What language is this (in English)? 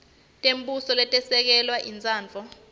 Swati